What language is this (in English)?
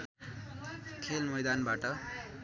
Nepali